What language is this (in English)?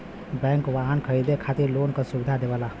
Bhojpuri